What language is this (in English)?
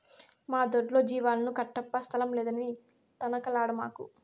Telugu